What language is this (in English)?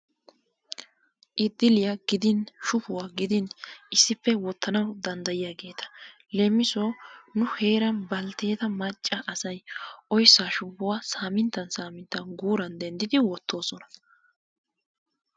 Wolaytta